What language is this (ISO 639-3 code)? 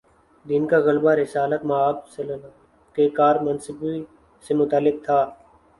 urd